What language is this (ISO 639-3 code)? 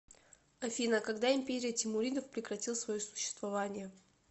rus